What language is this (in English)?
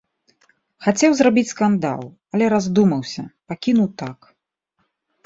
Belarusian